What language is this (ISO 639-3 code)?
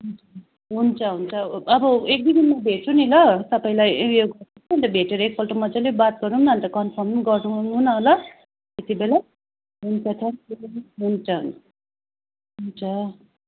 nep